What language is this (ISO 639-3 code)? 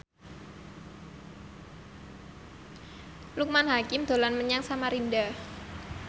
jav